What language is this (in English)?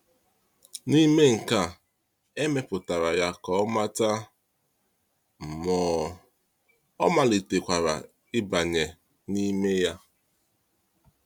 Igbo